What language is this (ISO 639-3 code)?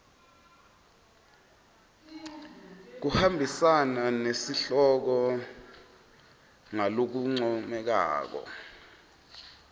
ssw